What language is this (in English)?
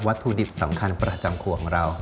Thai